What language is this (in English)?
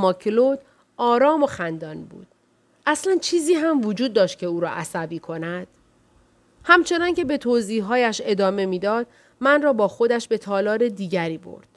Persian